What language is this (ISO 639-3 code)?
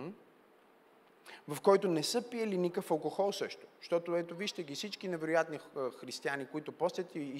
bul